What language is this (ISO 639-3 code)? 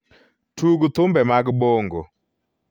luo